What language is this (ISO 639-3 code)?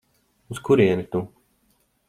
lav